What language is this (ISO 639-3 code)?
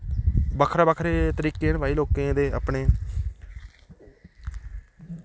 doi